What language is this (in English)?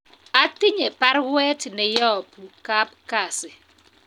Kalenjin